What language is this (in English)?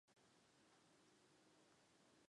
Chinese